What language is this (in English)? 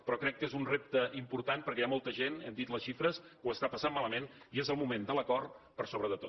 Catalan